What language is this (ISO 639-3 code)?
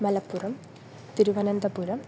san